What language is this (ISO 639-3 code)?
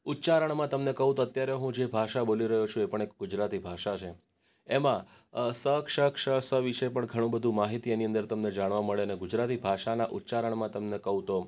guj